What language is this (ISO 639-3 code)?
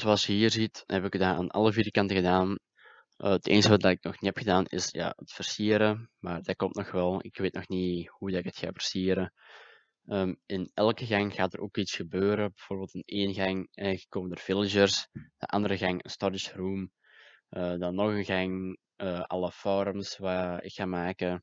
nld